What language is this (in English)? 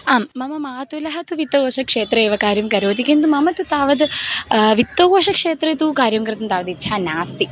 Sanskrit